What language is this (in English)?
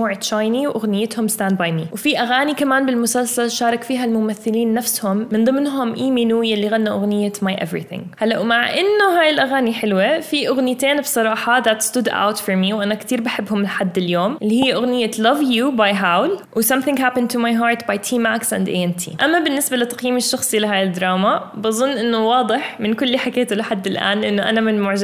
Arabic